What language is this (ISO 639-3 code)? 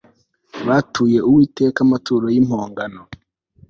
kin